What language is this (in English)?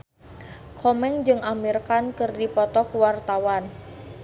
Sundanese